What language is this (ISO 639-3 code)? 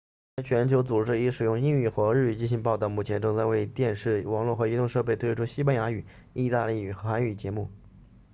zho